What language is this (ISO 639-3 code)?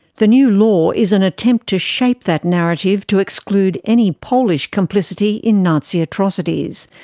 eng